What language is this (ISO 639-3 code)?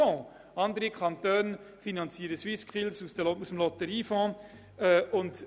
gsw